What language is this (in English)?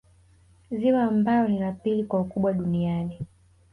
Swahili